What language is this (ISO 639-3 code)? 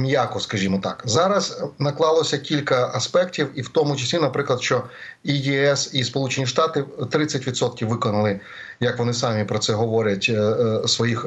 ukr